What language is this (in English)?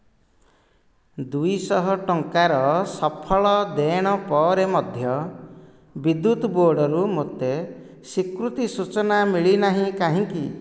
Odia